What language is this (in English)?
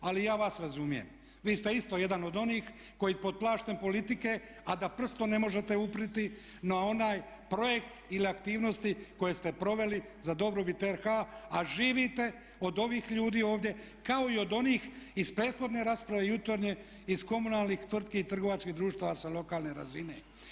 Croatian